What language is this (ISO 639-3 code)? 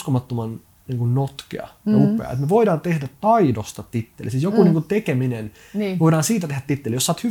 fin